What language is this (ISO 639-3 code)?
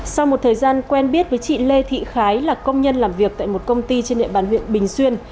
vie